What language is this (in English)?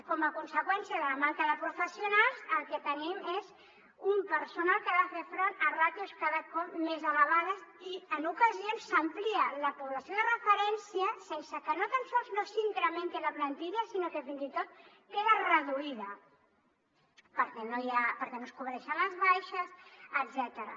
Catalan